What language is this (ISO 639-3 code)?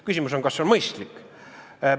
est